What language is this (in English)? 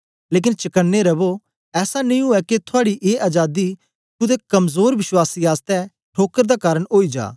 Dogri